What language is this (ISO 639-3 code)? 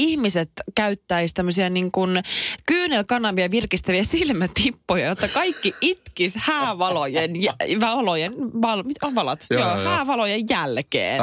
fin